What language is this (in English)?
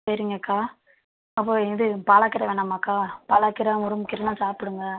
Tamil